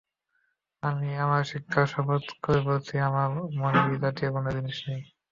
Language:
Bangla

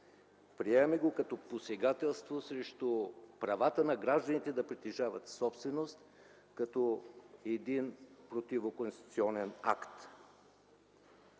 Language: Bulgarian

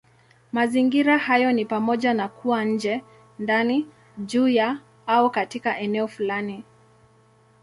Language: Swahili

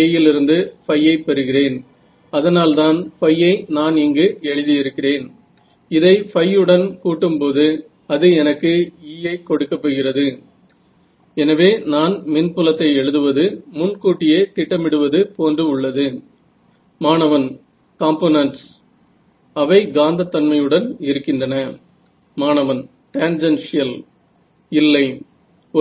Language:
Marathi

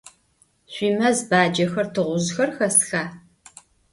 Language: Adyghe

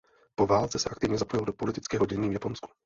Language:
Czech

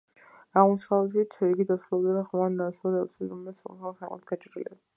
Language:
Georgian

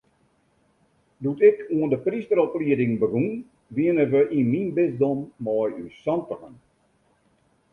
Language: Western Frisian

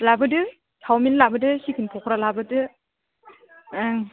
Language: Bodo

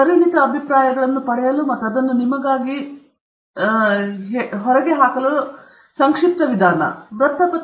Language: Kannada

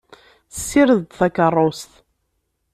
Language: Kabyle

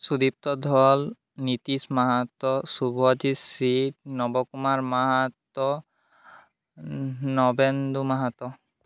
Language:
Bangla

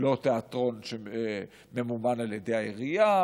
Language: Hebrew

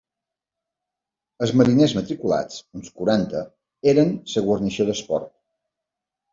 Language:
Catalan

